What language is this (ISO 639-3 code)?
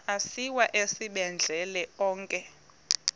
xho